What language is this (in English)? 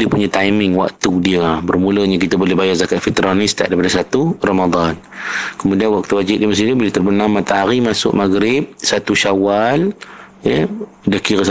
Malay